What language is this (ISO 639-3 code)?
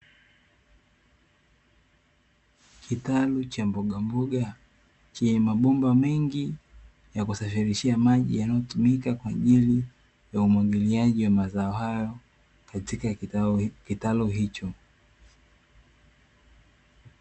swa